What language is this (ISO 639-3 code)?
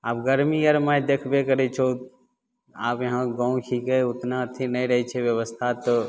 mai